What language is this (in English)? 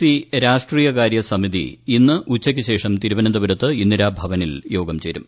Malayalam